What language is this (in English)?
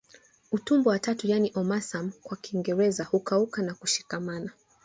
Swahili